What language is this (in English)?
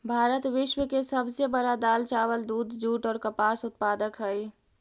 Magahi